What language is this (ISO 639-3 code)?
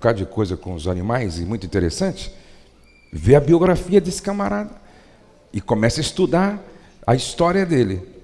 por